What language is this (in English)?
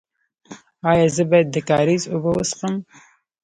Pashto